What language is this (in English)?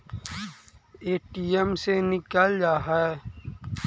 Magahi